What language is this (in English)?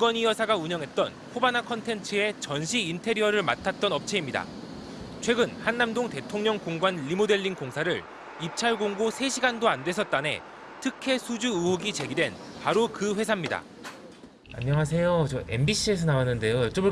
Korean